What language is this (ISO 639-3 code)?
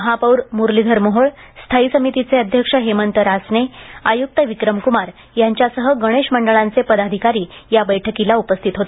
mar